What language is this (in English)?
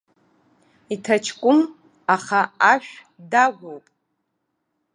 Abkhazian